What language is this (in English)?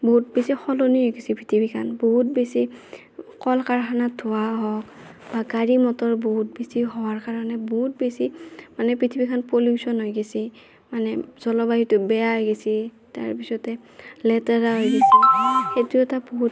Assamese